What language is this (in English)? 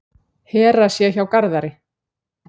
Icelandic